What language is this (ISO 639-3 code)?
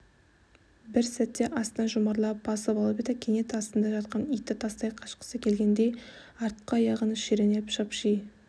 kaz